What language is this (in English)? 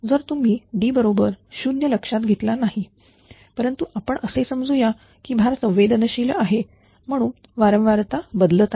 Marathi